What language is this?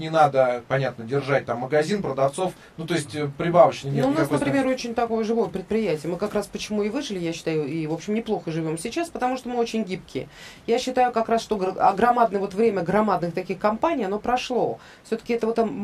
Russian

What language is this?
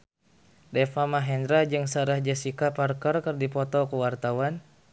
Sundanese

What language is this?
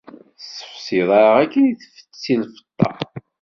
Kabyle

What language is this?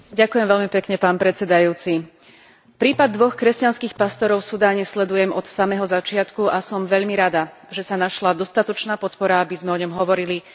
Slovak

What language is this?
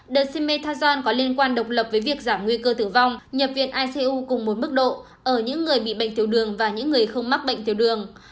Vietnamese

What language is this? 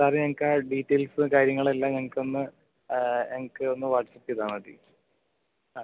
Malayalam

